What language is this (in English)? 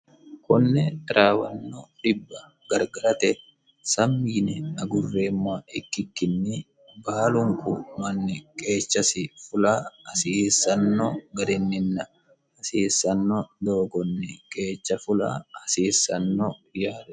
Sidamo